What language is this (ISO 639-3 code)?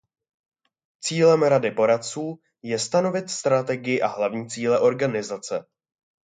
ces